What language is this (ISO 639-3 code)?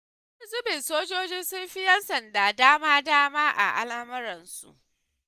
hau